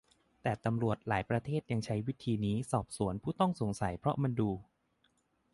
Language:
Thai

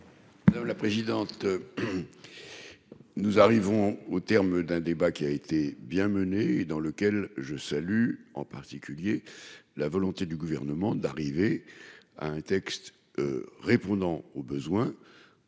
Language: French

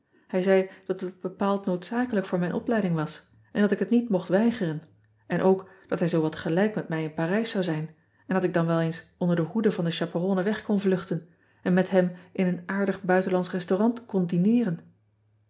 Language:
Dutch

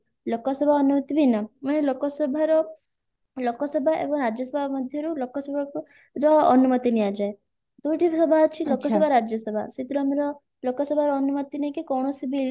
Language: Odia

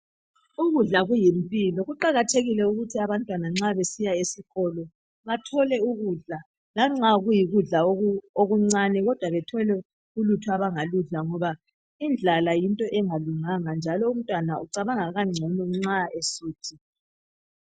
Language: North Ndebele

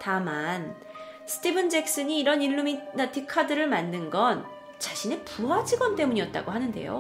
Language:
Korean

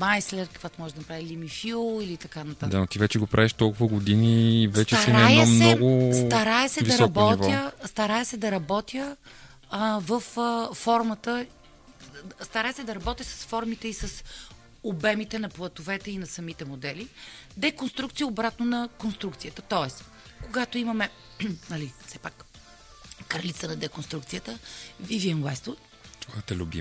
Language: Bulgarian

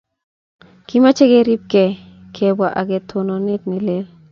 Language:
Kalenjin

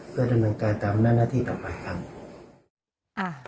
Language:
Thai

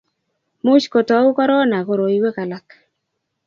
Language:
Kalenjin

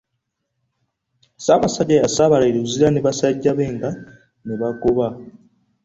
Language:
Ganda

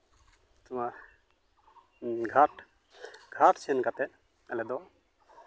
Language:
Santali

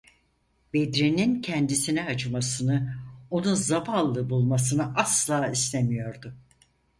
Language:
Turkish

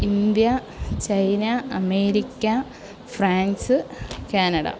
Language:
Malayalam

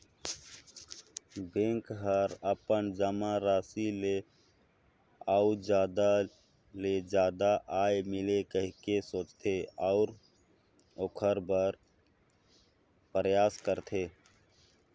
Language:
Chhattisgarhi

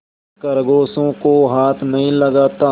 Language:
Hindi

